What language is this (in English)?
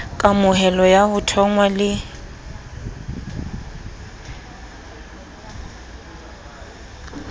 Southern Sotho